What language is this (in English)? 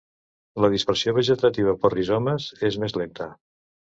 Catalan